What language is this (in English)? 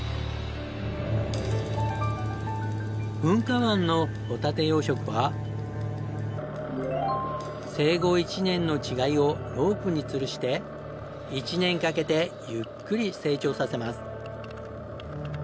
Japanese